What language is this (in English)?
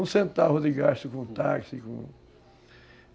Portuguese